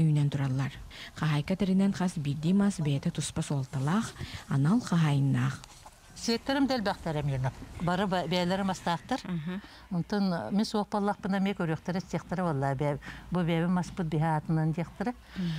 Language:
Turkish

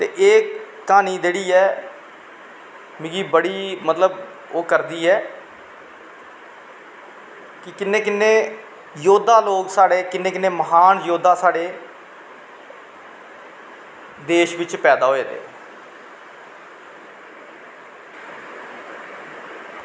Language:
Dogri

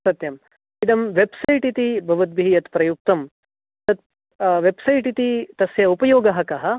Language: Sanskrit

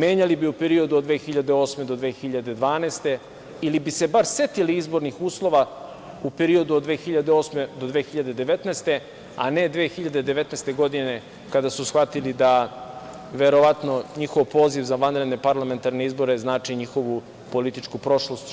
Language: Serbian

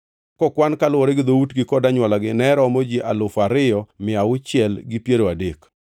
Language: Luo (Kenya and Tanzania)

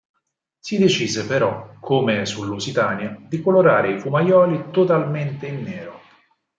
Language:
Italian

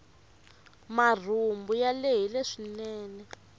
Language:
Tsonga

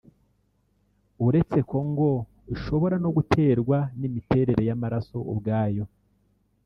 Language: Kinyarwanda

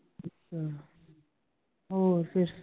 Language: Punjabi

